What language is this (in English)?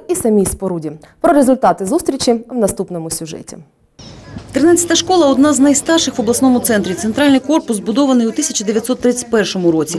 Ukrainian